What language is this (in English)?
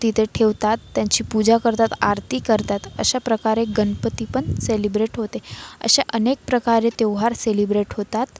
Marathi